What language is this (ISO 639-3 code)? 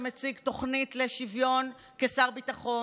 heb